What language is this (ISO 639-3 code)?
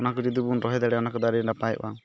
sat